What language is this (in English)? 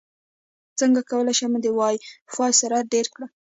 Pashto